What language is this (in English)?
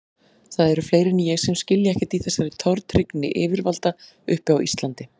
Icelandic